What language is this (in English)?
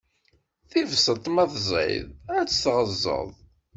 Kabyle